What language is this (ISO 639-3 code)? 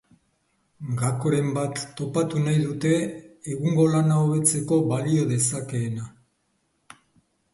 eus